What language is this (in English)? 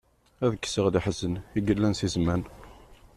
Kabyle